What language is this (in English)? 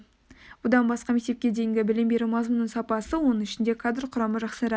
Kazakh